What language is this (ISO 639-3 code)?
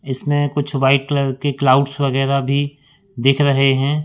hin